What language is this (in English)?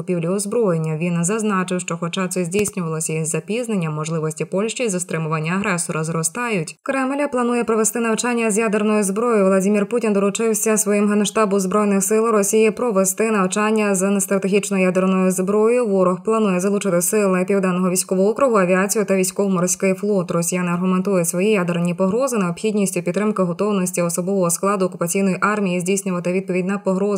Ukrainian